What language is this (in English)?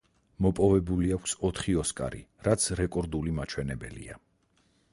Georgian